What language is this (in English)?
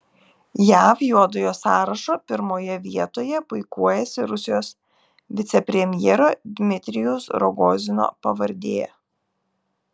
Lithuanian